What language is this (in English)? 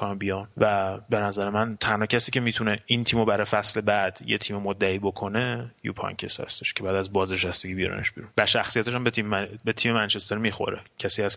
Persian